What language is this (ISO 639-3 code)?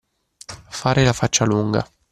ita